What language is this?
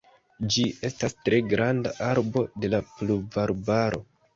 Esperanto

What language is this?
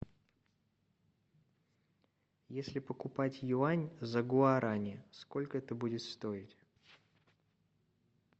Russian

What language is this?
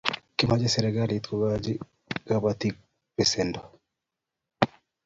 Kalenjin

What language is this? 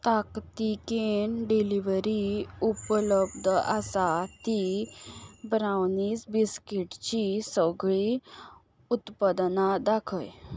Konkani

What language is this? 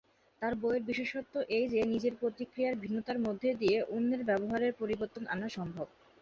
Bangla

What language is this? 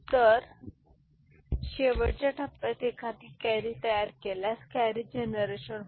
Marathi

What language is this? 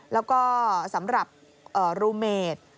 Thai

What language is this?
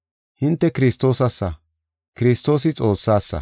Gofa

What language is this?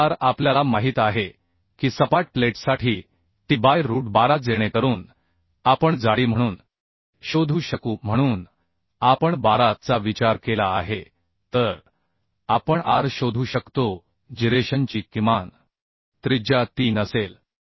Marathi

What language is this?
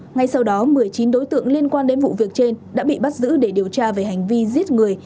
Vietnamese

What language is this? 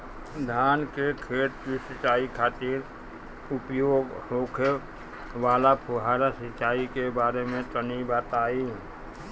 Bhojpuri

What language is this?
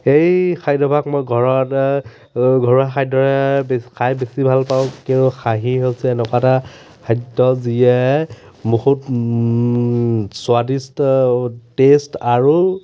Assamese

